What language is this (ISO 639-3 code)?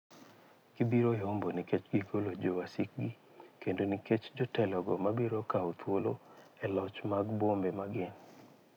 luo